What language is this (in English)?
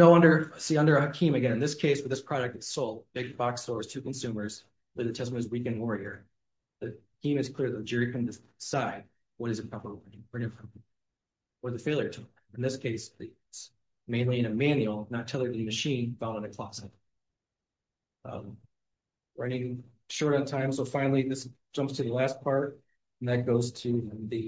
English